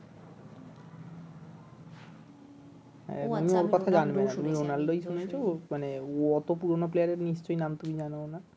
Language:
Bangla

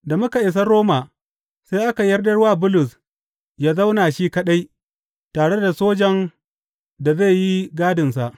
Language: Hausa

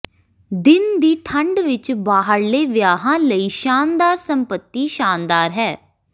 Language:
Punjabi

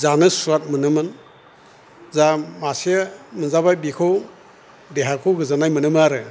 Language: Bodo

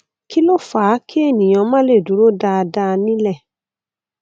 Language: Yoruba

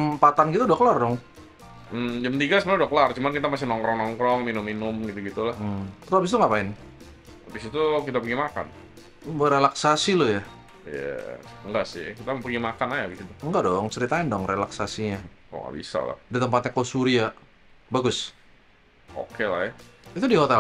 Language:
Indonesian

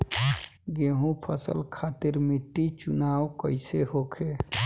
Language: Bhojpuri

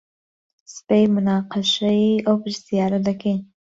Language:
Central Kurdish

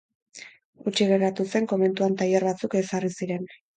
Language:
Basque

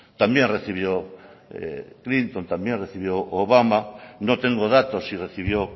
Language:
Spanish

